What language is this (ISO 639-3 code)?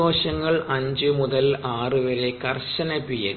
mal